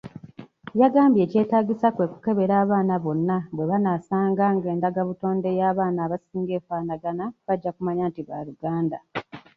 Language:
Ganda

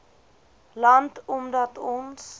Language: Afrikaans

